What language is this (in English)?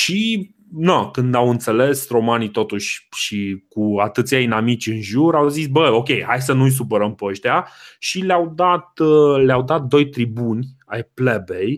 Romanian